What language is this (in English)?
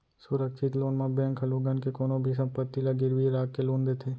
Chhattisgarhi